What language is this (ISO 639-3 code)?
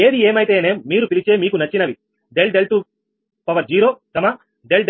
tel